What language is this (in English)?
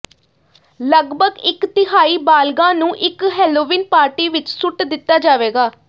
Punjabi